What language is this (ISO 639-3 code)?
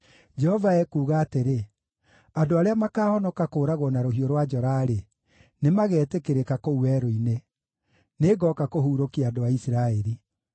kik